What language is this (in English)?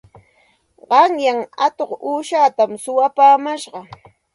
Santa Ana de Tusi Pasco Quechua